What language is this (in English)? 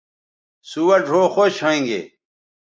Bateri